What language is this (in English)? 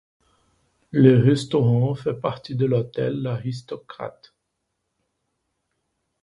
French